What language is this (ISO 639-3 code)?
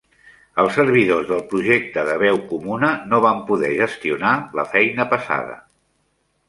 cat